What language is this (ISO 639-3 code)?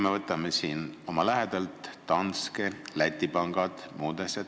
est